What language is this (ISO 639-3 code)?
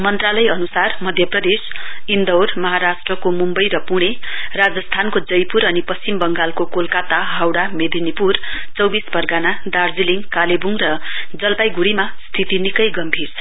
nep